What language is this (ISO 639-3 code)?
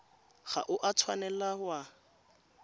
tsn